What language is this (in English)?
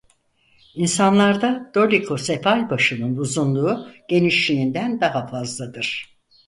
Turkish